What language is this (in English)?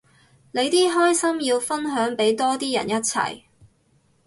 Cantonese